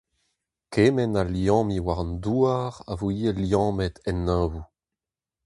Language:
Breton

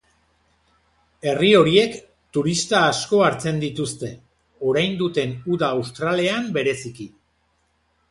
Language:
Basque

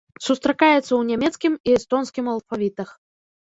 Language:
Belarusian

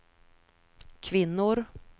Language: Swedish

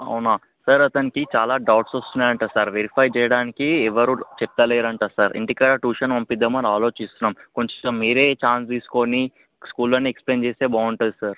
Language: Telugu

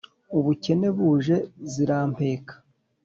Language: Kinyarwanda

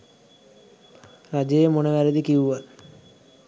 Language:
Sinhala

